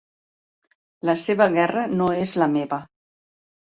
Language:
Catalan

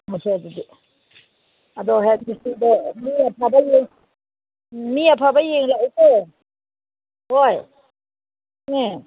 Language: Manipuri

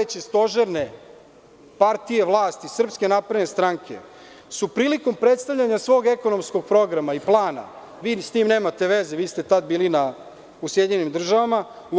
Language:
Serbian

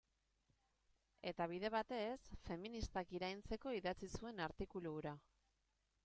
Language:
Basque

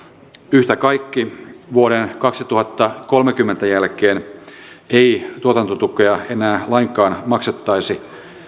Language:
Finnish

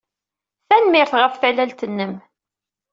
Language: Kabyle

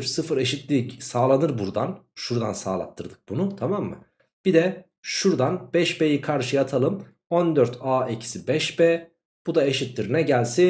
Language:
Turkish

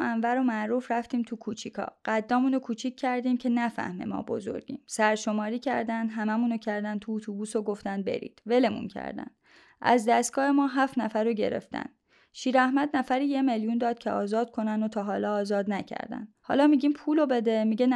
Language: Persian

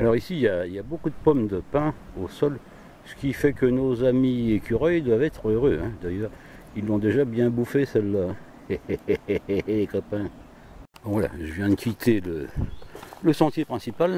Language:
French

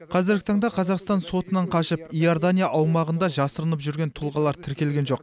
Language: Kazakh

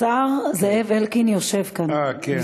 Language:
Hebrew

